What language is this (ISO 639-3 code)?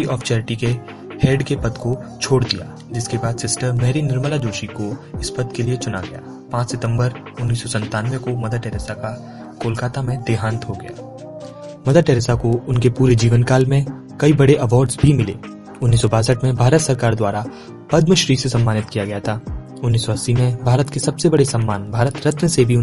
hin